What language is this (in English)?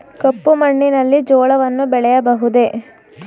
Kannada